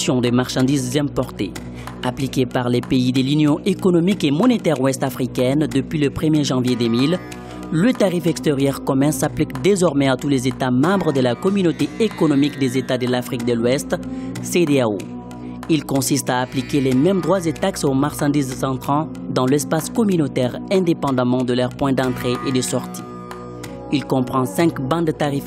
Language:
French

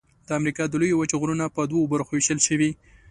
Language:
Pashto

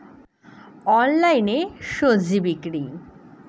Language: Bangla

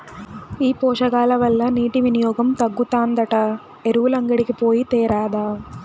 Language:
Telugu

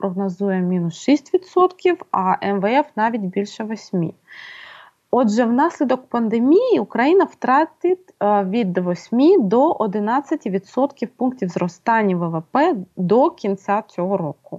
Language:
Ukrainian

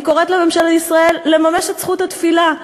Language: Hebrew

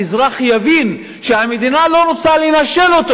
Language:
Hebrew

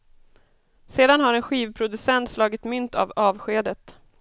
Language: Swedish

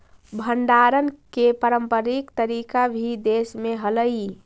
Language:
Magahi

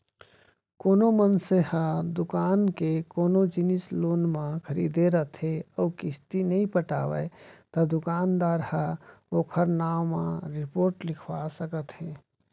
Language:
Chhattisgarhi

